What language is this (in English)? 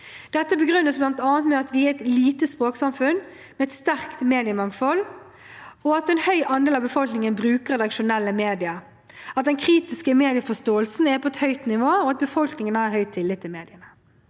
Norwegian